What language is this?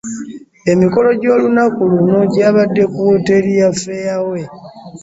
Ganda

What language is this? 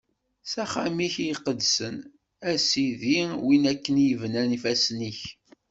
Kabyle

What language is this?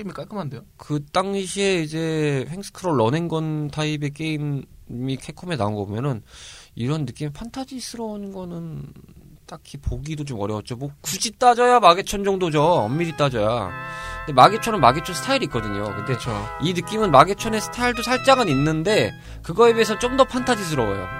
Korean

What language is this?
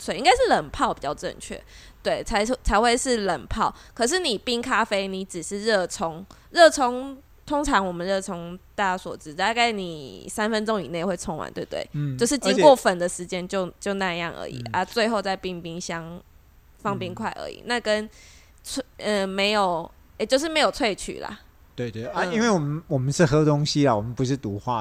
Chinese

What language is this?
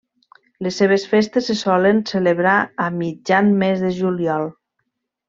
Catalan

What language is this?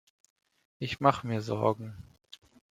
German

